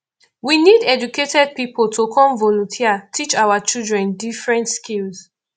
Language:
Nigerian Pidgin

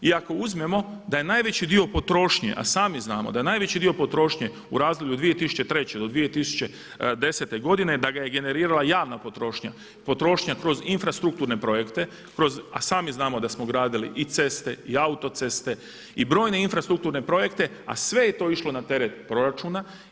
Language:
Croatian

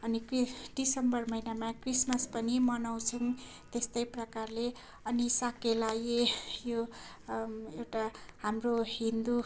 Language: Nepali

